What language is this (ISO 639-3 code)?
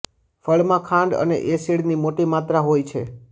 guj